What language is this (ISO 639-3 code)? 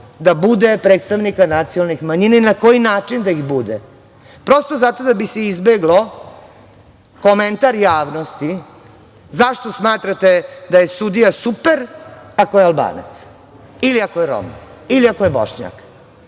srp